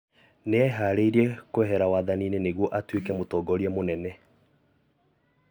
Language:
Kikuyu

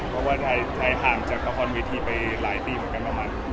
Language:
Thai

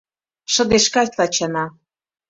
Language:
Mari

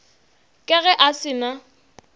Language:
Northern Sotho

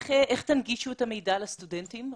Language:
Hebrew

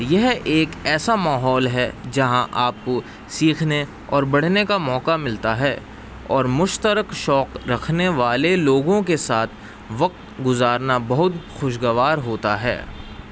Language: Urdu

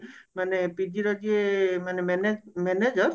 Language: Odia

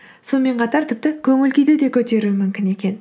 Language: Kazakh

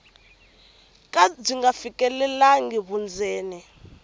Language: Tsonga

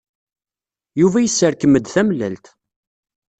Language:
Kabyle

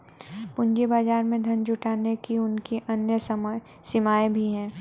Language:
Hindi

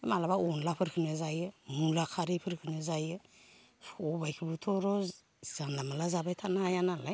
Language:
Bodo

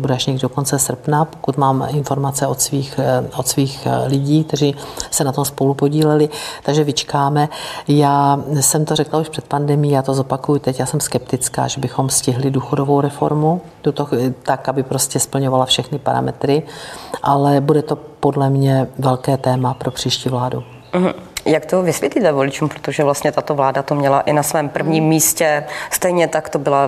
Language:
Czech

